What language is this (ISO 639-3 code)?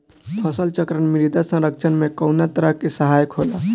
bho